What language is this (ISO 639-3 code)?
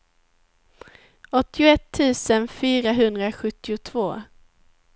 swe